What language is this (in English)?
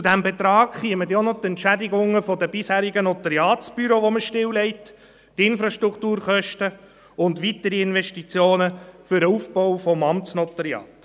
Swiss German